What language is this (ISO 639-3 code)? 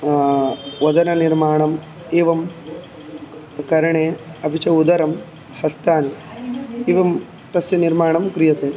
san